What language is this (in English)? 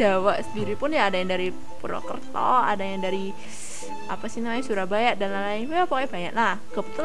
Indonesian